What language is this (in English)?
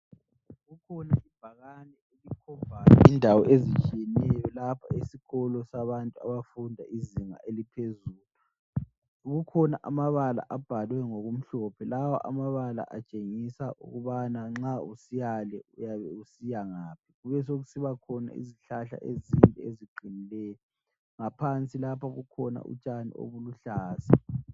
North Ndebele